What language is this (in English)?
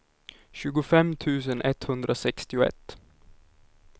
Swedish